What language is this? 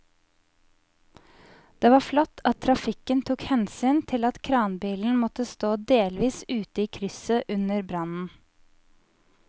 Norwegian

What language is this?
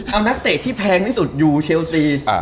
Thai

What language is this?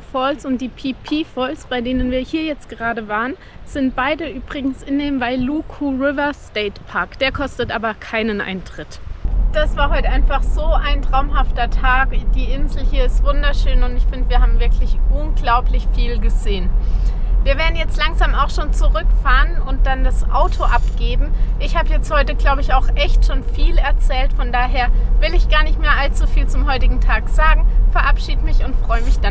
German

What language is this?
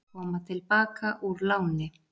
Icelandic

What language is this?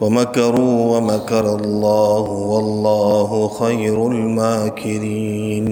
Urdu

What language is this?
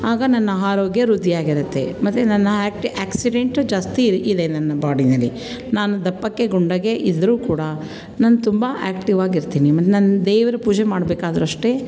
Kannada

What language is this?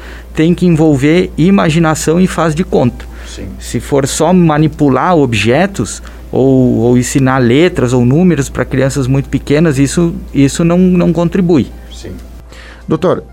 Portuguese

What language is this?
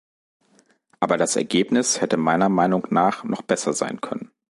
German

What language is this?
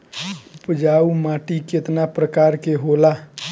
Bhojpuri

